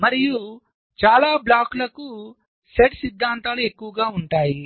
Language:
Telugu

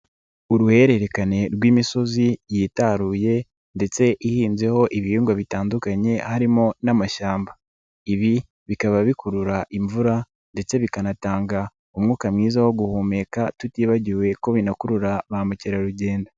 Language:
Kinyarwanda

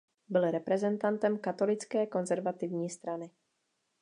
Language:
Czech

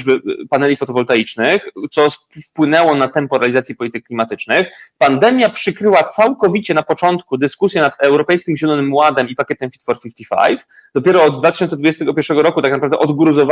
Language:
Polish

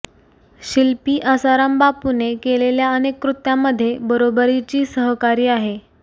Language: Marathi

